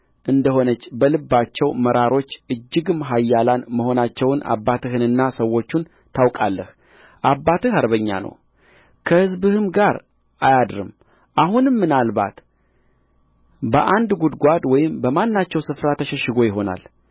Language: Amharic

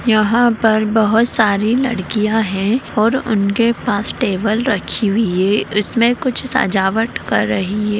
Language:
Magahi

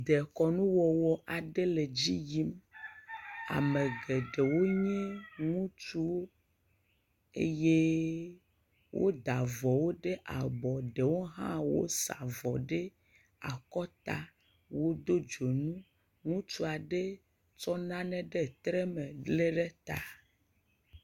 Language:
Ewe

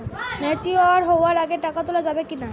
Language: Bangla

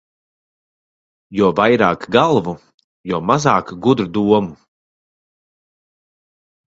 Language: Latvian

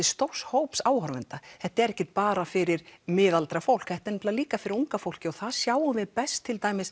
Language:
Icelandic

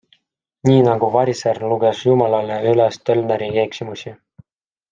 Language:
Estonian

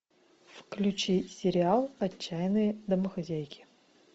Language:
Russian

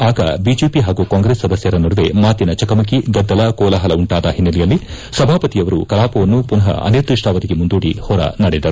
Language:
Kannada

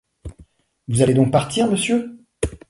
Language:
French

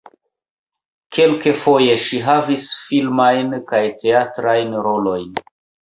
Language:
Esperanto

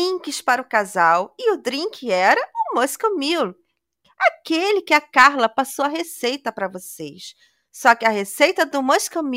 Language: Portuguese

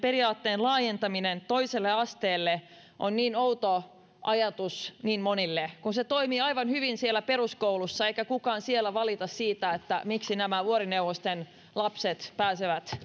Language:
Finnish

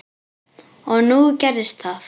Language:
Icelandic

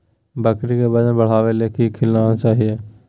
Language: Magahi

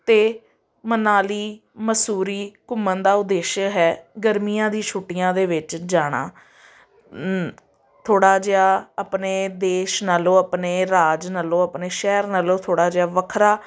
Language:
Punjabi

